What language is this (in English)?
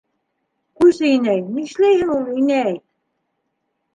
Bashkir